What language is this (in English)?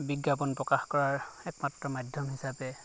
Assamese